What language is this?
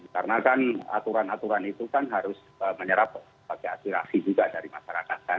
Indonesian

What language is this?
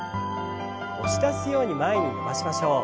Japanese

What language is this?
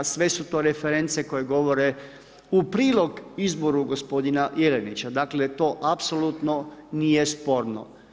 Croatian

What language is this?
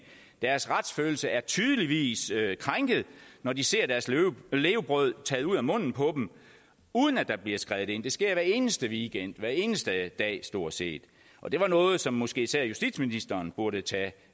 Danish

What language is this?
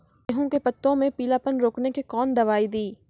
Maithili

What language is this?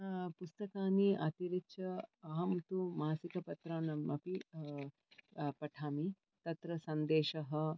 Sanskrit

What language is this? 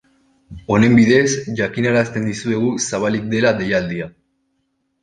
Basque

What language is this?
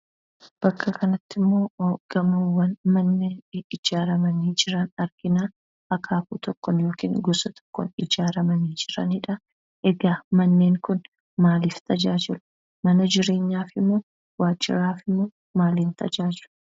Oromo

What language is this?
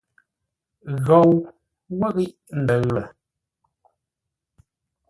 Ngombale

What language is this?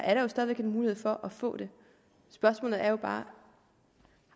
Danish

